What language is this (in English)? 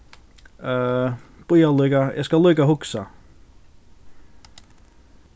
Faroese